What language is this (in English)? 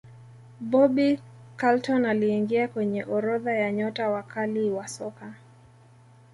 Swahili